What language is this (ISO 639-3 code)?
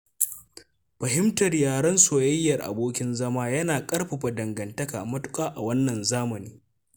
hau